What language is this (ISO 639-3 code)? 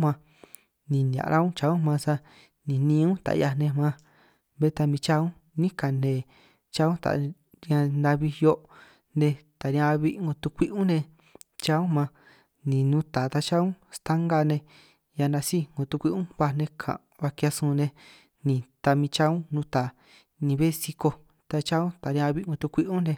trq